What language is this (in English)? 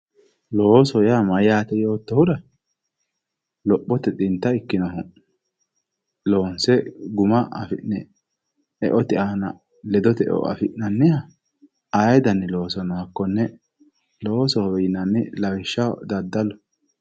Sidamo